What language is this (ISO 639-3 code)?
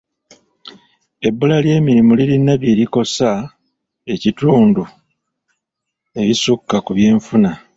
lug